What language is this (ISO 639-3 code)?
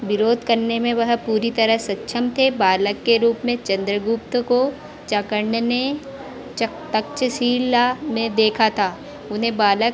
hin